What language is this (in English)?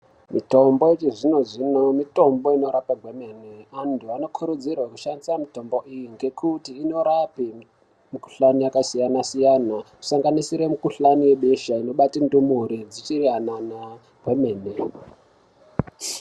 Ndau